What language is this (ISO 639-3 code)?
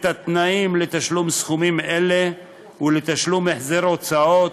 heb